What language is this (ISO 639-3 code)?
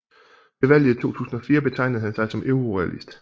dan